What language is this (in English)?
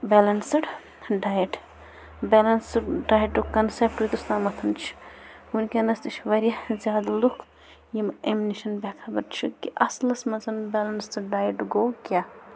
Kashmiri